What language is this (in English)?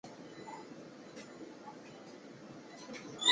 Chinese